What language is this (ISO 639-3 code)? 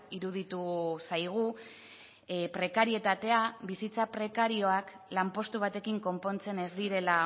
eus